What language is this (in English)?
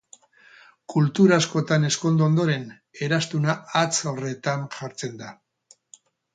Basque